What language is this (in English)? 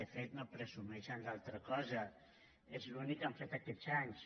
Catalan